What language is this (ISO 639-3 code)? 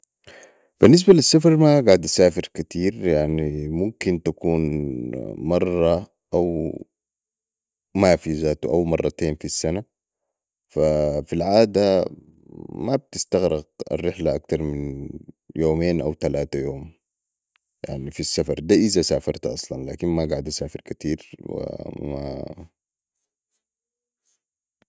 apd